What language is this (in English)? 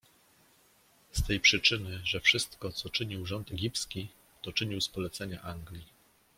Polish